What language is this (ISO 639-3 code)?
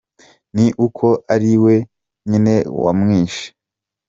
kin